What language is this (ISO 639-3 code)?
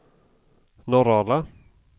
swe